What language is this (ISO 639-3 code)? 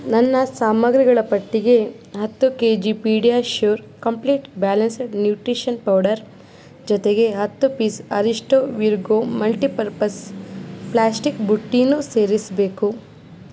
kan